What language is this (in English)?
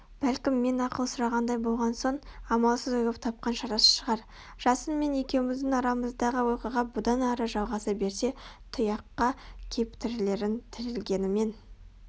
Kazakh